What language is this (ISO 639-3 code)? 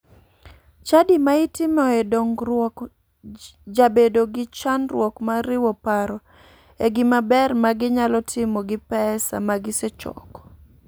luo